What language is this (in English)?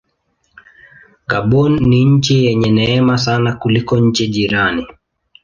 Swahili